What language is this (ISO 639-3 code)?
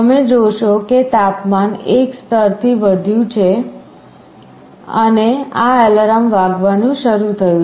guj